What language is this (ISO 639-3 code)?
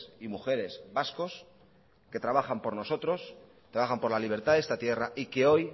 spa